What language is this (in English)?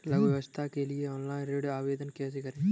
Hindi